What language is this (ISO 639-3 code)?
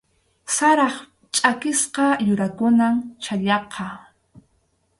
qxu